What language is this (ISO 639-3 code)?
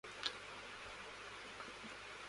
urd